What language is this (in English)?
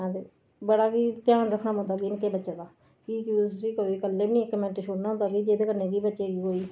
Dogri